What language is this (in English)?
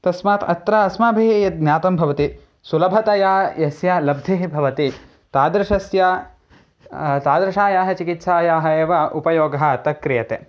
Sanskrit